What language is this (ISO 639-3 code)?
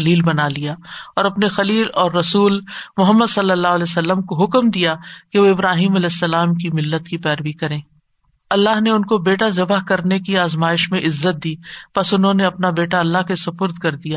urd